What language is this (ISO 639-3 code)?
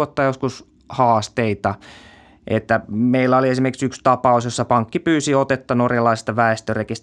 fin